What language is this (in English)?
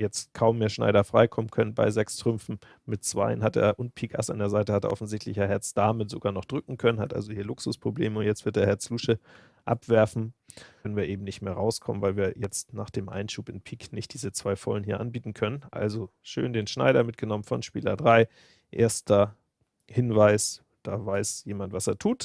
German